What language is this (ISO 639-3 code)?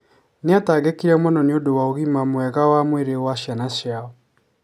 kik